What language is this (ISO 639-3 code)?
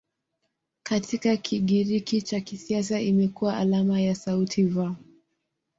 swa